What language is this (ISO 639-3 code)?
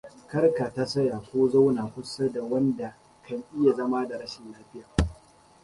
hau